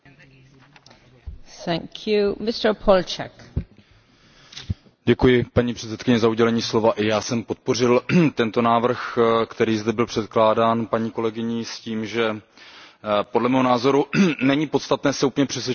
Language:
Czech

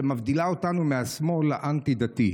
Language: Hebrew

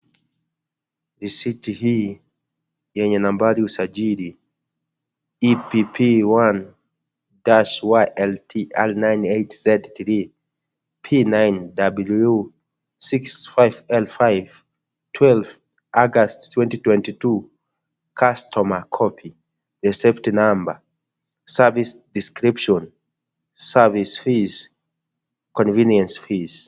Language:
Swahili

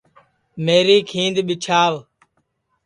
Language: Sansi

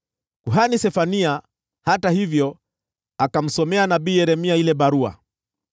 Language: Swahili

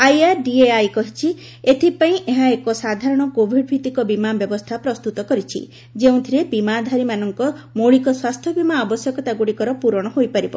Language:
Odia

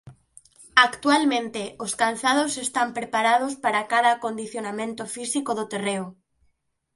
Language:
Galician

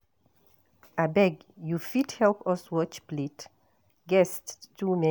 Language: Nigerian Pidgin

